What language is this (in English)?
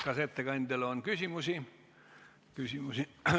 Estonian